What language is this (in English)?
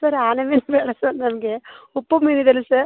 Kannada